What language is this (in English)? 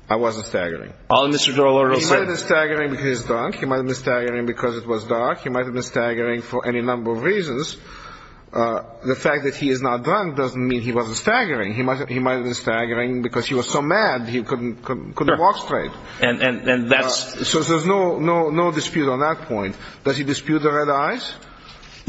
English